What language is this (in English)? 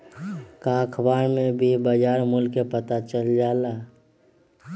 Magahi